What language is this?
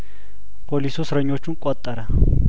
Amharic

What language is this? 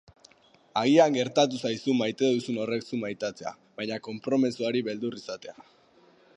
Basque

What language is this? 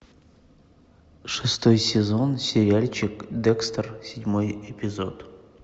Russian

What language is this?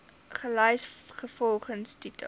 Afrikaans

